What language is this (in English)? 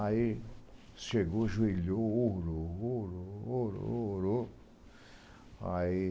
Portuguese